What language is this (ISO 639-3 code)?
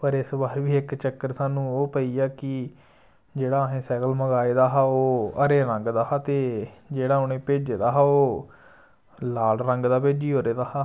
doi